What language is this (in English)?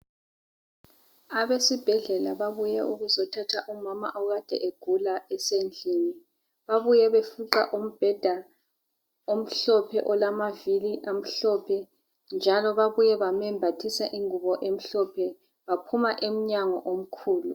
North Ndebele